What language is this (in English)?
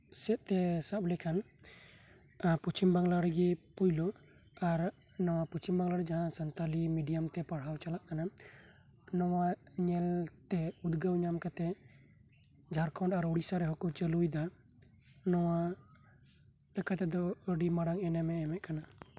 Santali